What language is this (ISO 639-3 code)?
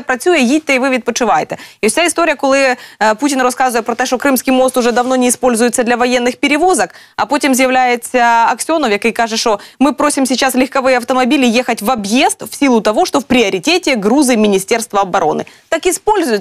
ukr